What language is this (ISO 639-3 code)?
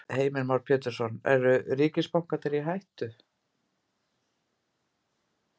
isl